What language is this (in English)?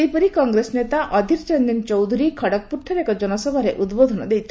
Odia